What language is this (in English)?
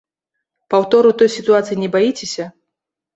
Belarusian